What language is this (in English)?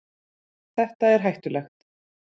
Icelandic